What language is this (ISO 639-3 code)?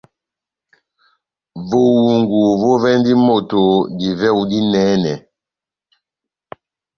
bnm